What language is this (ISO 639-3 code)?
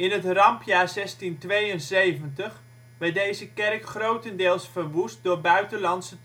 nld